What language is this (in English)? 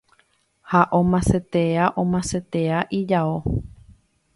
Guarani